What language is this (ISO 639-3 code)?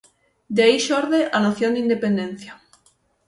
glg